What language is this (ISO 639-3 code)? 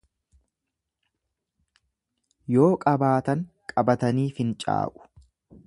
orm